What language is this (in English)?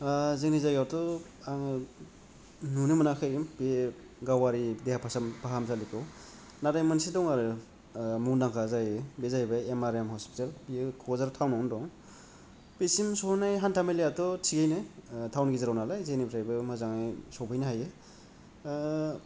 Bodo